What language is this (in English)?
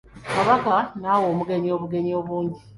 Ganda